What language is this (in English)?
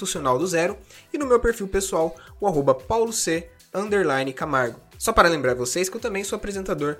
Portuguese